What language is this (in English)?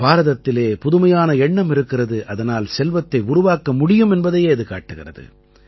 Tamil